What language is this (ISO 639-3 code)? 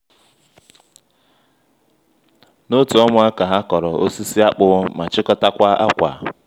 ibo